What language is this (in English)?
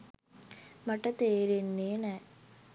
Sinhala